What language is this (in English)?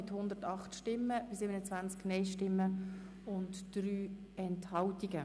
Swiss German